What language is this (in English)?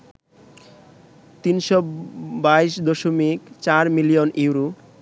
Bangla